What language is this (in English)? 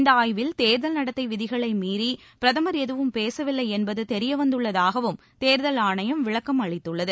Tamil